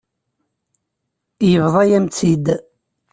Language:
Kabyle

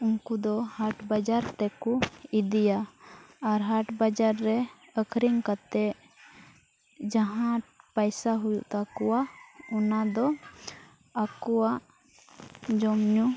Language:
Santali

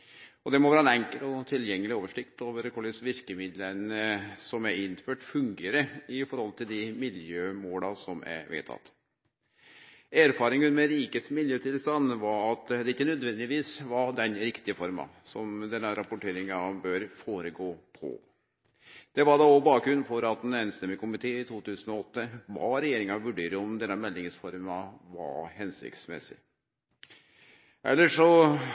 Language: Norwegian Nynorsk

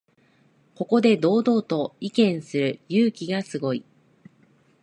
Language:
Japanese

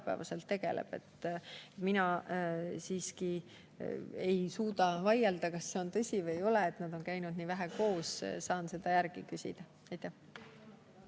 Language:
Estonian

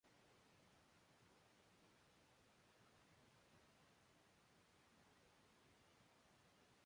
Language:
Western Frisian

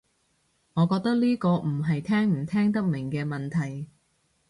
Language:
Cantonese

